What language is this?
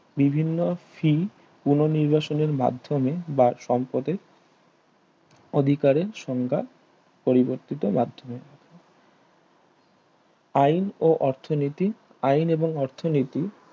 Bangla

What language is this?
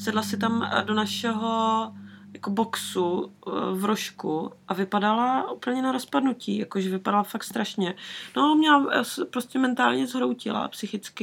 Czech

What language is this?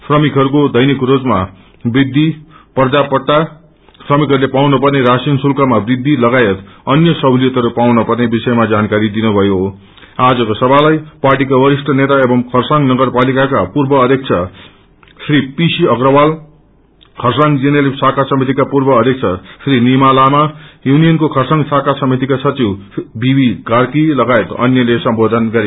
Nepali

